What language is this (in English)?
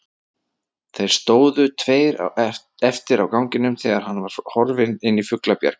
Icelandic